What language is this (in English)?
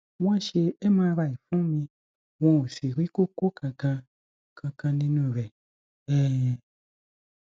Yoruba